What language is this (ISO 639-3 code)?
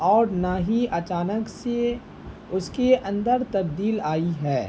urd